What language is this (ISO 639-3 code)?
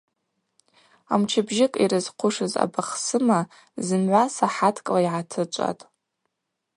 abq